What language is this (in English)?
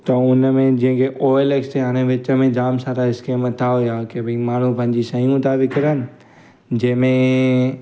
Sindhi